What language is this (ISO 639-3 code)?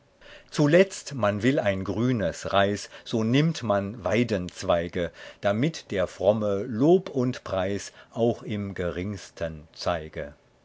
deu